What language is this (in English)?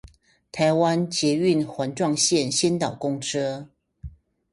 Chinese